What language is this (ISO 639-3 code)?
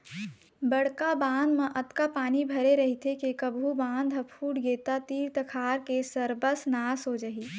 hne